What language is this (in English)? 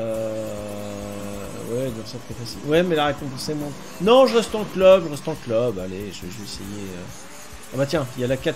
French